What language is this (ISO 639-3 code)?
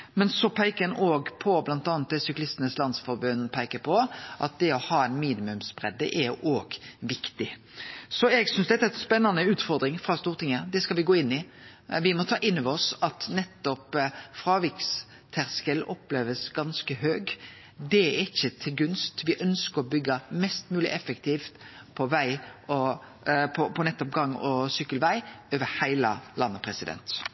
nno